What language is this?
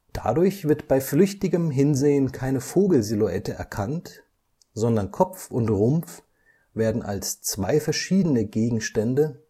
German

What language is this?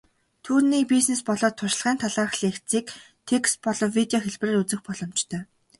Mongolian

